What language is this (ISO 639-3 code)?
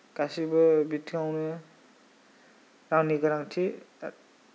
brx